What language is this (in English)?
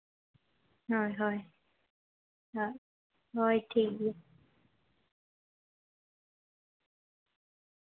Santali